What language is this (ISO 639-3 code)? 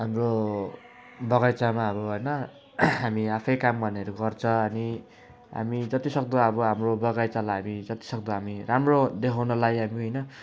nep